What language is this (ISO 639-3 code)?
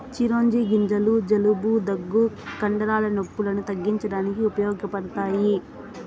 tel